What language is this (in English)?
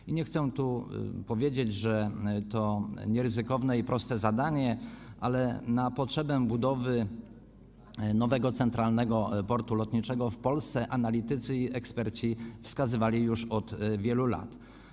Polish